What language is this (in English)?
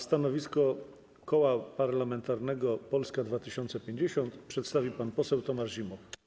Polish